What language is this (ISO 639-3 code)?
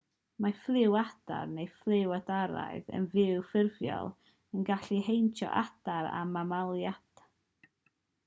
cym